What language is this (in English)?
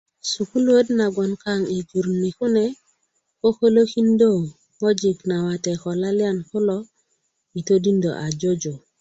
Kuku